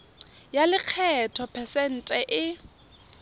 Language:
Tswana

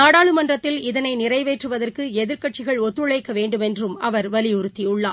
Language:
Tamil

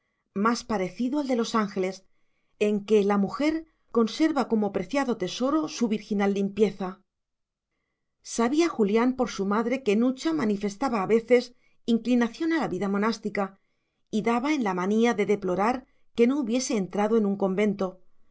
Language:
Spanish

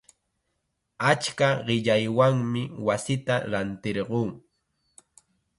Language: Chiquián Ancash Quechua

